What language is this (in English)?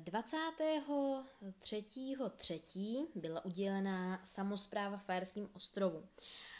Czech